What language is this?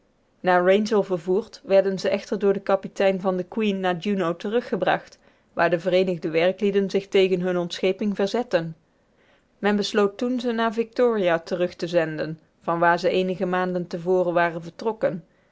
Dutch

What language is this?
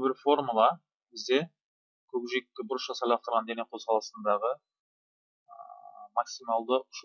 Turkish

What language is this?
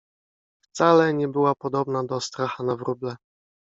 Polish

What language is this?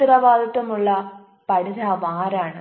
Malayalam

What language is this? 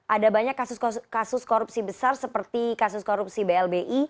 Indonesian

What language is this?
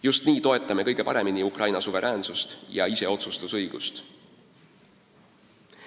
Estonian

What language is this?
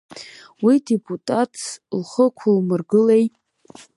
Abkhazian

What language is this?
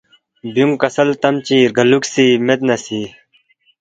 Balti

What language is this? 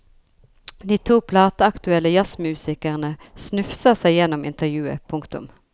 Norwegian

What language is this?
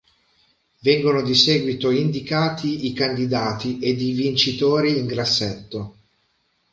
Italian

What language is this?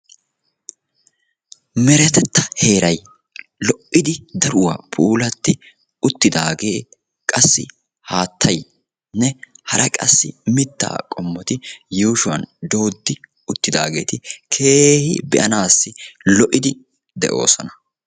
Wolaytta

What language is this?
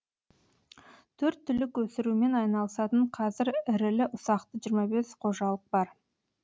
Kazakh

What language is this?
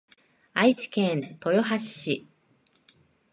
Japanese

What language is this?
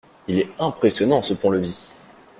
French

